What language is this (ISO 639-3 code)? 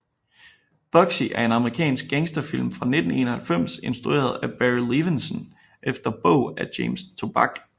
dan